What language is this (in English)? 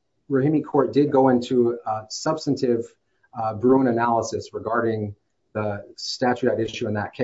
English